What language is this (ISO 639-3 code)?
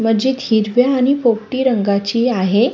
mar